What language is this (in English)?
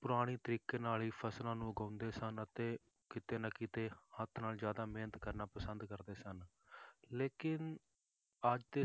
Punjabi